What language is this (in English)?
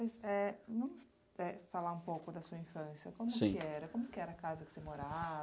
Portuguese